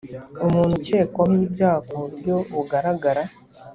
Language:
Kinyarwanda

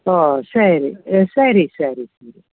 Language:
Kannada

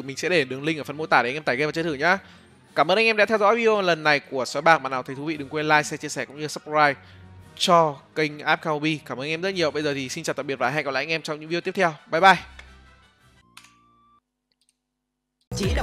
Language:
Vietnamese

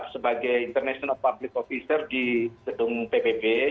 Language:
Indonesian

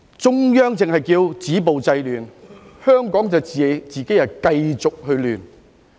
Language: Cantonese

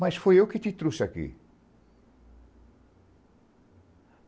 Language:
Portuguese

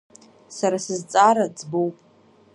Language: Abkhazian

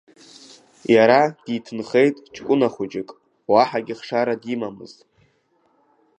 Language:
Abkhazian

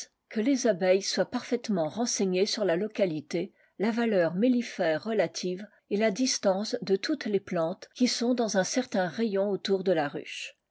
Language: French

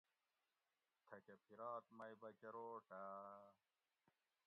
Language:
Gawri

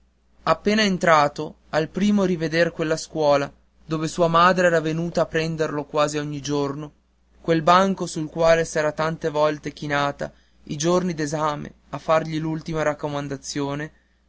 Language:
Italian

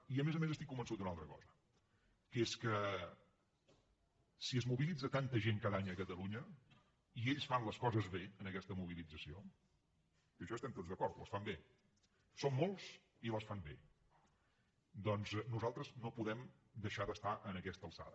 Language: Catalan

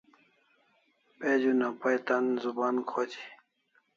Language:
Kalasha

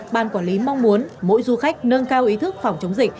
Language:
Vietnamese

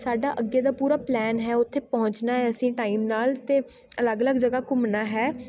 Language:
Punjabi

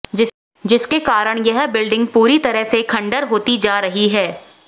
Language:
Hindi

